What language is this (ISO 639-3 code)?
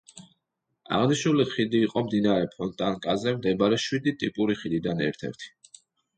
kat